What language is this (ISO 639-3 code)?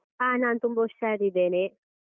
kan